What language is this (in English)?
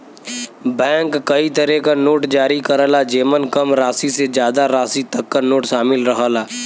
Bhojpuri